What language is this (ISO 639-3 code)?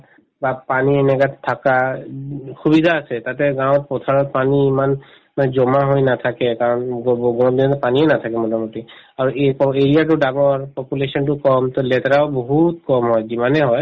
asm